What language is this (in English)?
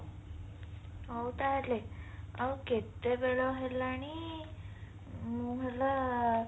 Odia